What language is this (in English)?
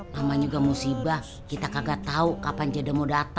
Indonesian